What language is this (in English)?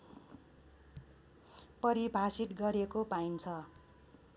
Nepali